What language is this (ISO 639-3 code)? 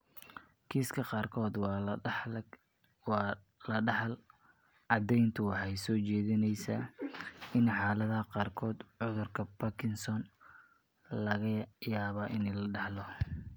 som